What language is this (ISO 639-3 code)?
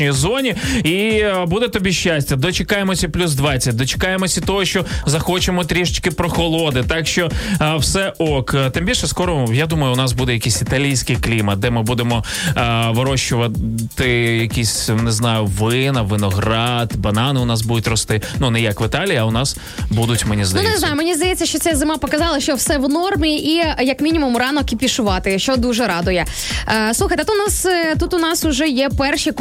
ukr